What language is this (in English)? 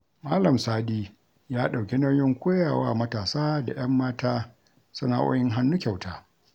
Hausa